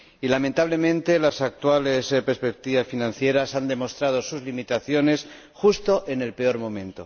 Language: Spanish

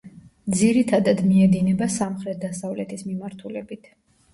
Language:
Georgian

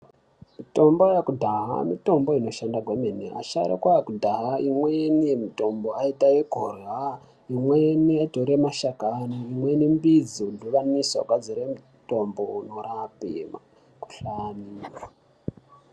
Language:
Ndau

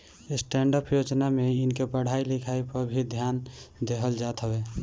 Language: Bhojpuri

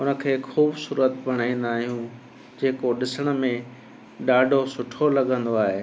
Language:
Sindhi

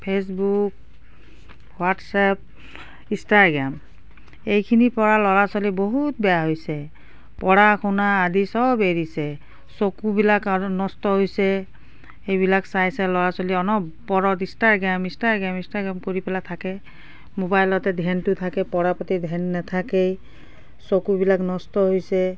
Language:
Assamese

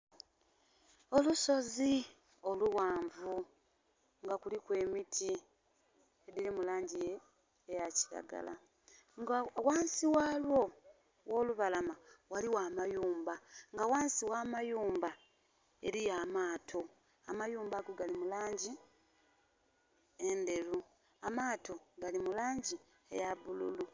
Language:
Soga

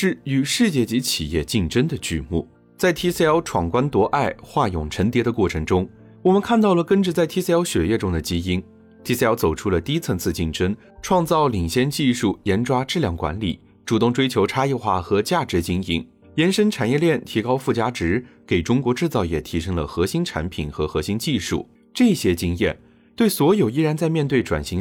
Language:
Chinese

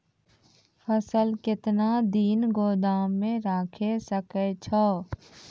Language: Maithili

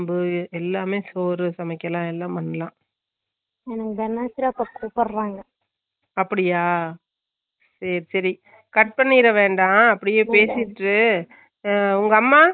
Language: Tamil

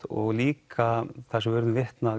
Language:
Icelandic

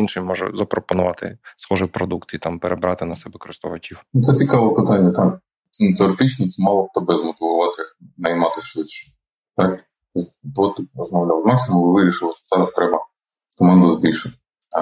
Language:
Ukrainian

